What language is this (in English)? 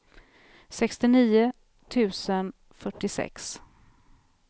Swedish